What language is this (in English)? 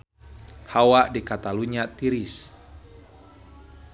Sundanese